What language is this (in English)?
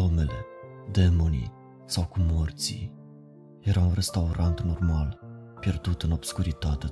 Romanian